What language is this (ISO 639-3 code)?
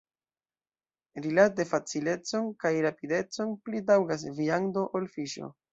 epo